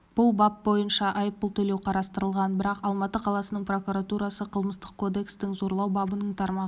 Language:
Kazakh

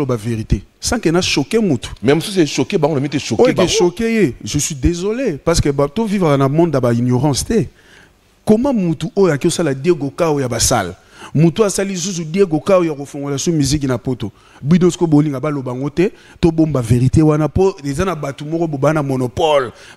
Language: French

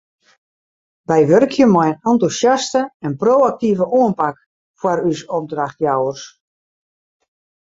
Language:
Western Frisian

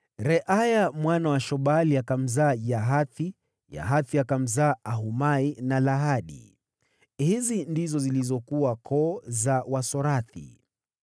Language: Swahili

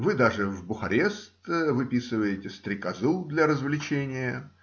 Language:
Russian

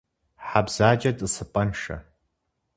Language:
Kabardian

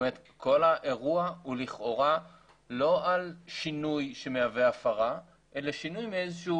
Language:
Hebrew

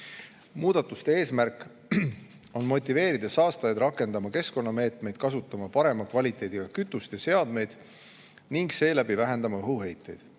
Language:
Estonian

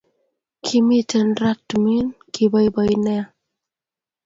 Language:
Kalenjin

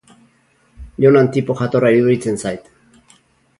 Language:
Basque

